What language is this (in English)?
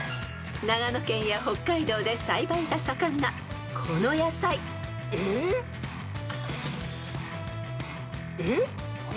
Japanese